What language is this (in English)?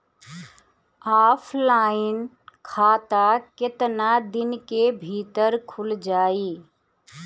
Bhojpuri